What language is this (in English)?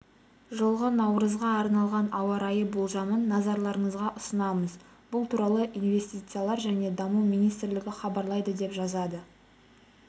Kazakh